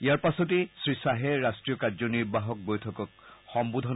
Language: Assamese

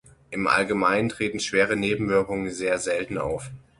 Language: German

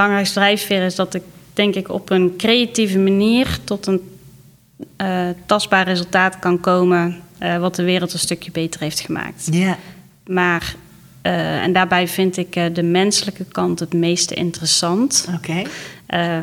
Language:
Dutch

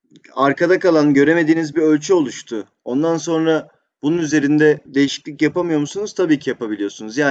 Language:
Turkish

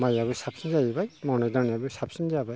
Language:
Bodo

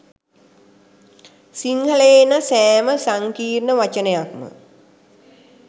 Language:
Sinhala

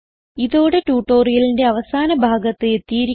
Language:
Malayalam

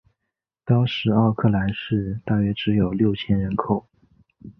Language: Chinese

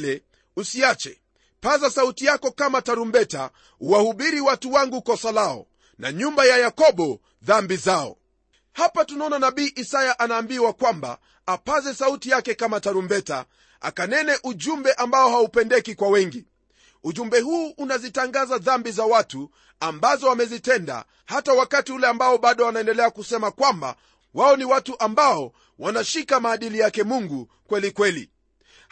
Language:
Swahili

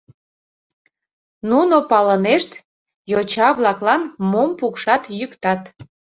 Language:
Mari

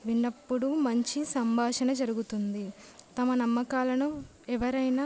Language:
Telugu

